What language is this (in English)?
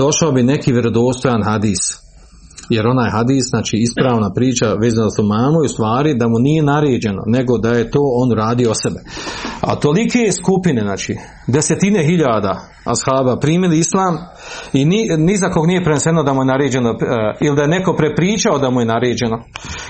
Croatian